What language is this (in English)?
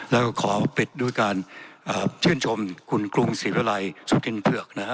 Thai